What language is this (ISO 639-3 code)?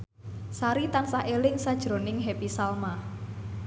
jav